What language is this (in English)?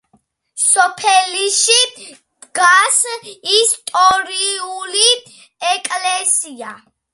Georgian